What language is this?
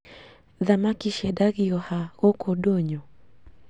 Kikuyu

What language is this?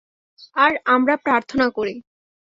Bangla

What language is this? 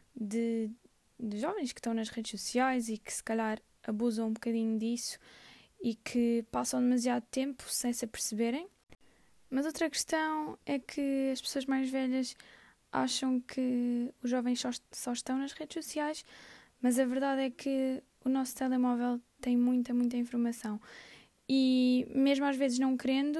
Portuguese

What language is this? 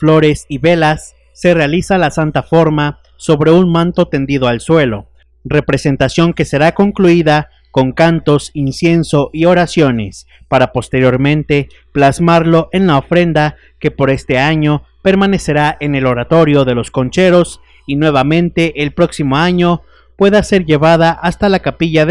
Spanish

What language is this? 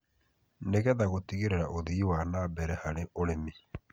Kikuyu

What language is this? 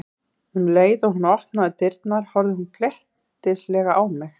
Icelandic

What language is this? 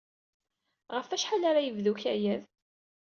Kabyle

